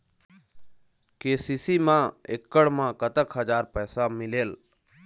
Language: Chhattisgarhi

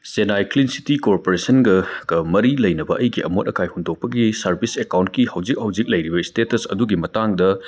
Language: Manipuri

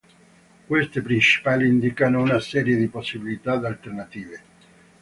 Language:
Italian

